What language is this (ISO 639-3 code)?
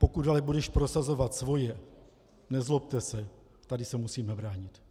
ces